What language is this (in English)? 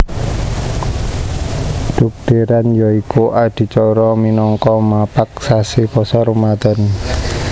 Javanese